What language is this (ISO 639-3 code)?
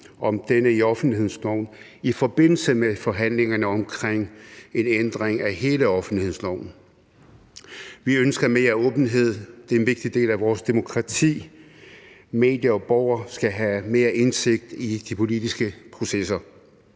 dan